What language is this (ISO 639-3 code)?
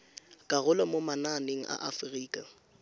tsn